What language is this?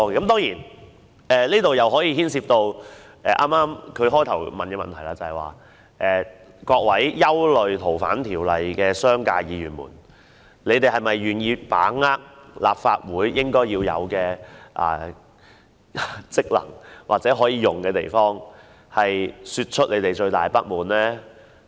Cantonese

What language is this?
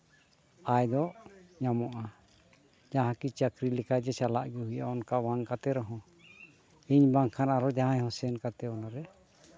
Santali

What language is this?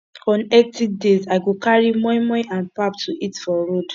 Nigerian Pidgin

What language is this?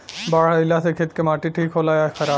Bhojpuri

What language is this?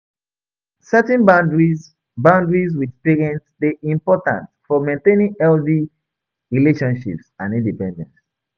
Nigerian Pidgin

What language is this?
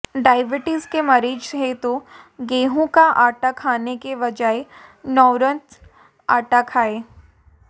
Hindi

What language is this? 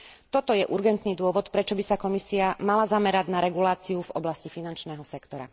Slovak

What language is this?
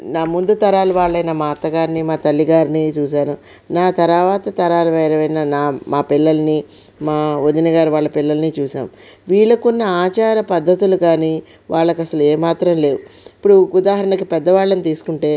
Telugu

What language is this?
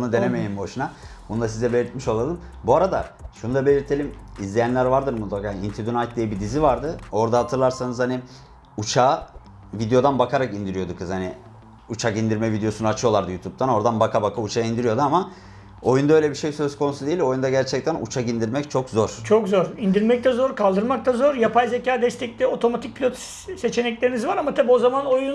Turkish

